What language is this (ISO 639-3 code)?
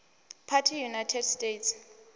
ven